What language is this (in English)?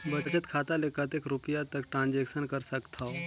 Chhattisgarhi